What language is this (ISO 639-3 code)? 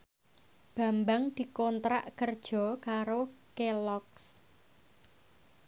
jav